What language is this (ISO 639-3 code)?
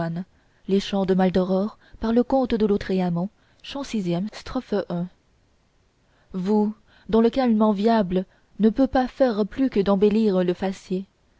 fra